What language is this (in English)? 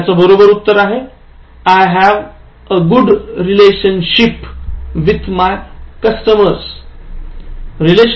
Marathi